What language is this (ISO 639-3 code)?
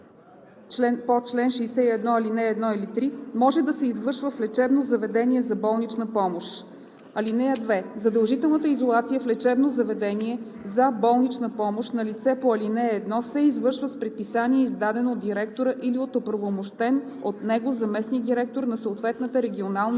bul